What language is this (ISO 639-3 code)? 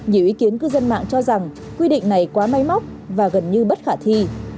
vie